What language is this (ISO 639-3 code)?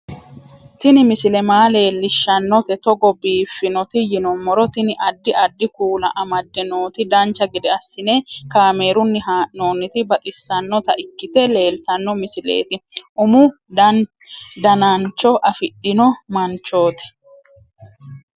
sid